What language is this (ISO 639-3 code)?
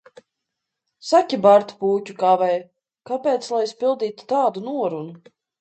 lav